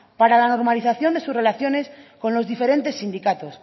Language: Spanish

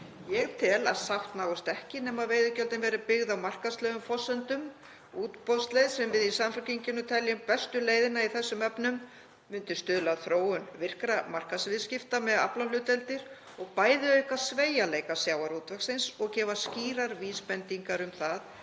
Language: Icelandic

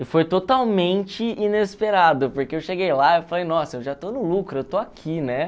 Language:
Portuguese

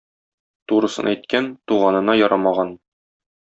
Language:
Tatar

